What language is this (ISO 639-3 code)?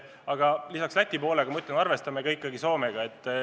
est